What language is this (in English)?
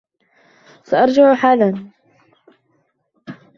Arabic